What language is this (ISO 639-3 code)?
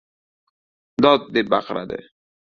uzb